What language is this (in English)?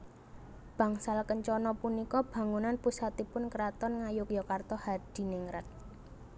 Javanese